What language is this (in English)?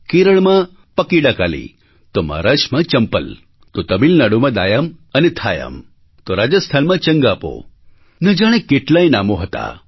Gujarati